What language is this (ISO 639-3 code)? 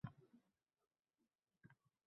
uzb